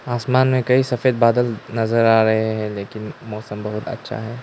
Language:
Hindi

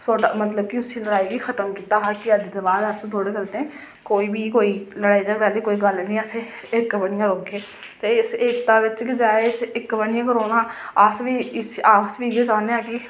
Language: Dogri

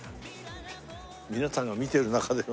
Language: Japanese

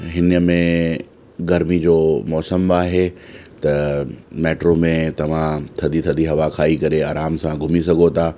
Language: Sindhi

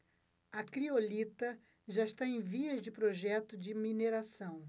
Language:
Portuguese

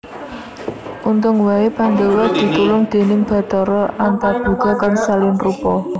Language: Javanese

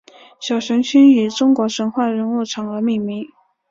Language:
Chinese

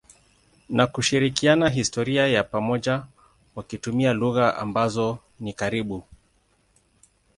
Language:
Swahili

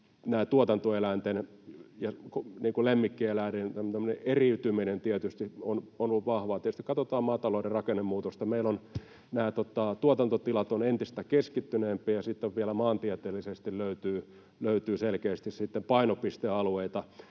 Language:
Finnish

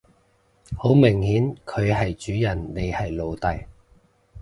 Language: Cantonese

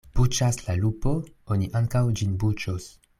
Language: Esperanto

